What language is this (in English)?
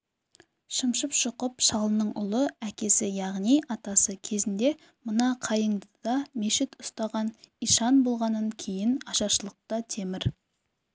Kazakh